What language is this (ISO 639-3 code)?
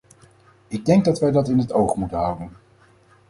nld